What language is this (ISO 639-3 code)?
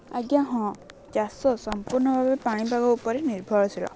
ori